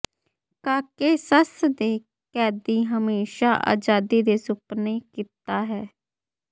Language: Punjabi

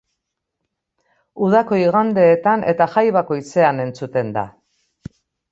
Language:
Basque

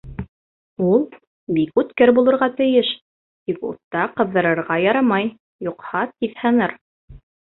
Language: Bashkir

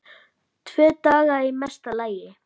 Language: Icelandic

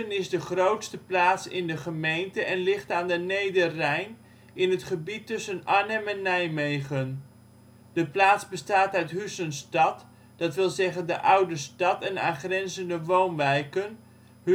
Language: Dutch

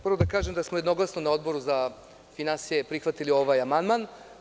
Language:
Serbian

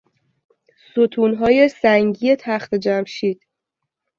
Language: Persian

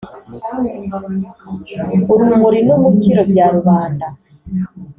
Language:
Kinyarwanda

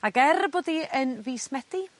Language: Welsh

